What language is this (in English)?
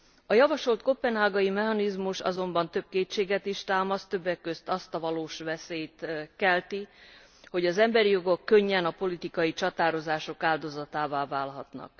Hungarian